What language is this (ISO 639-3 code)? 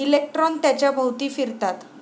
mar